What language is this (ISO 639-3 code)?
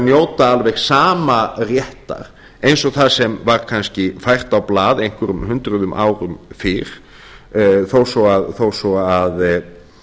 isl